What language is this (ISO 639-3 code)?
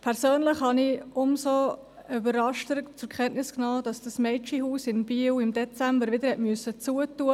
gsw